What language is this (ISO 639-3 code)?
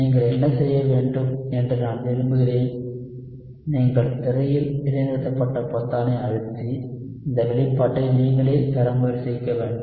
tam